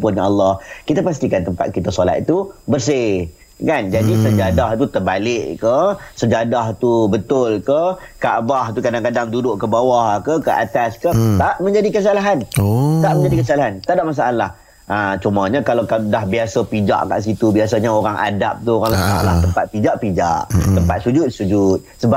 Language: Malay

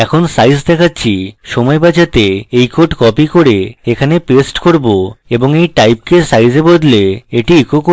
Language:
Bangla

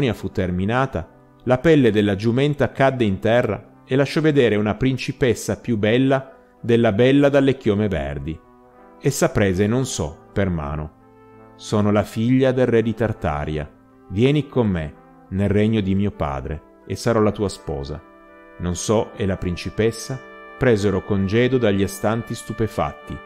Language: Italian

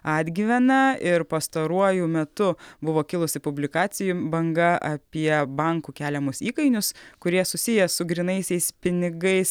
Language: Lithuanian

